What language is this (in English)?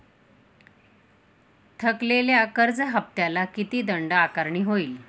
Marathi